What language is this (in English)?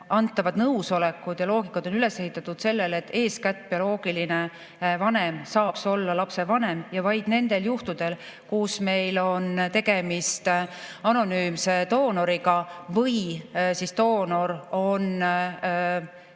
Estonian